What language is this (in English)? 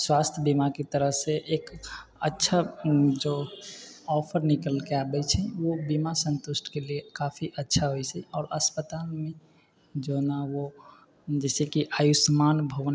Maithili